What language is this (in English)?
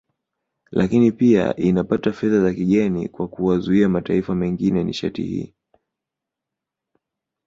Swahili